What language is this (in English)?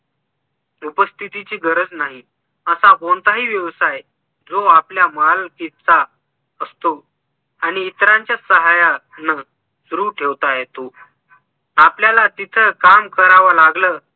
Marathi